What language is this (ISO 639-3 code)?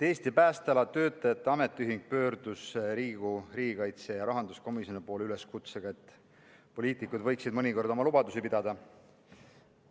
est